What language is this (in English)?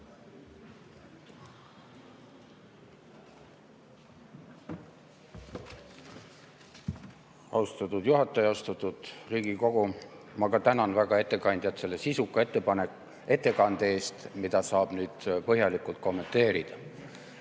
Estonian